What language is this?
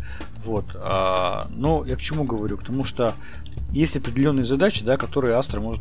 Russian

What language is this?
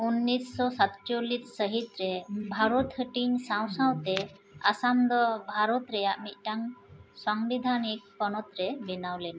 Santali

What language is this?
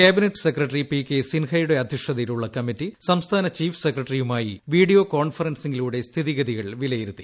Malayalam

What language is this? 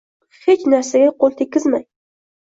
Uzbek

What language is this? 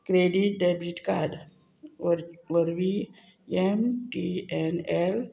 Konkani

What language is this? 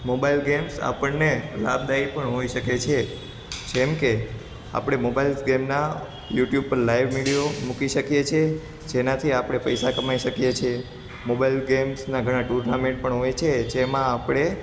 Gujarati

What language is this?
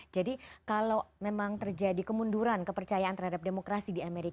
Indonesian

